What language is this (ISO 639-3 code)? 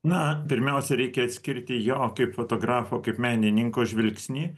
lit